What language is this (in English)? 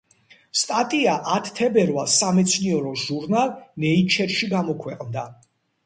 Georgian